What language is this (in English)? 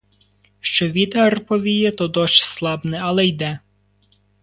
Ukrainian